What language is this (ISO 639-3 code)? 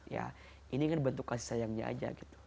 ind